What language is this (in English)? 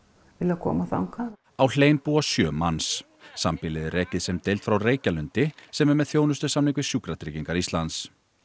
Icelandic